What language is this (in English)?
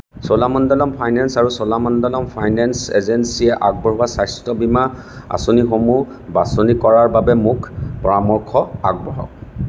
Assamese